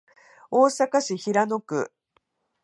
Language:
Japanese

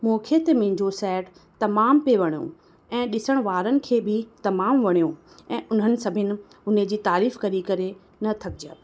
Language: Sindhi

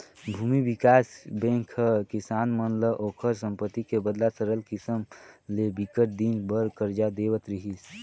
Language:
Chhattisgarhi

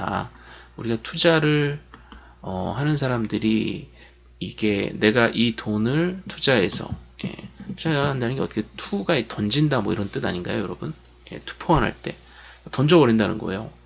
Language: Korean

